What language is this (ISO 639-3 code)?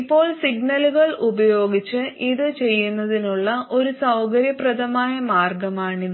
mal